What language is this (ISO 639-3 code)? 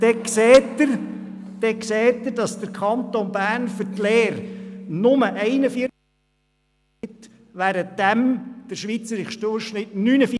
gsw